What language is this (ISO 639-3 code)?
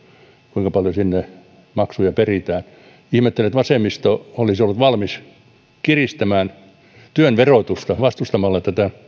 fin